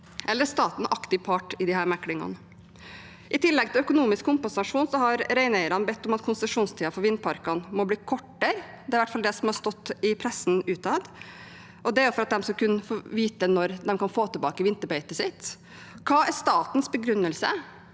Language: Norwegian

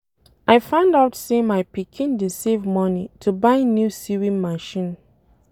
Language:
Nigerian Pidgin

